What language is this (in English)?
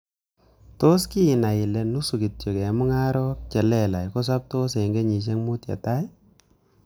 Kalenjin